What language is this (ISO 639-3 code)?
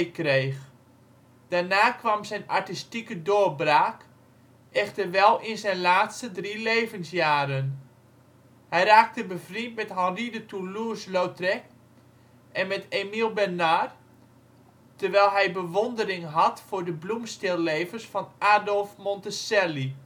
nld